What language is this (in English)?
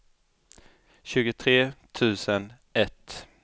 Swedish